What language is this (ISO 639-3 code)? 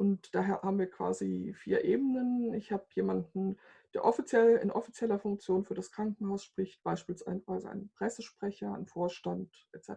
deu